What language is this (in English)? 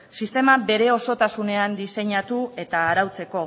Basque